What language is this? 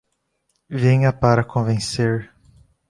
Portuguese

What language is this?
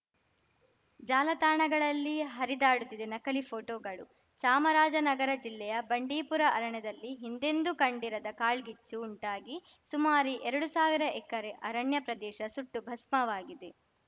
Kannada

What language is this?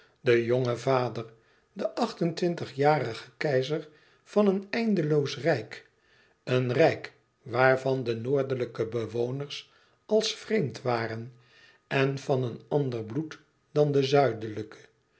Dutch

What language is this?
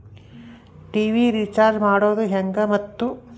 Kannada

